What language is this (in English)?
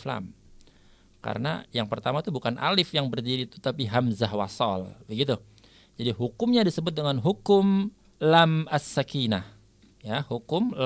Indonesian